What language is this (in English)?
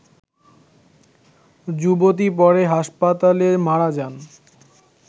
Bangla